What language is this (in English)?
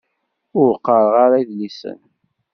Kabyle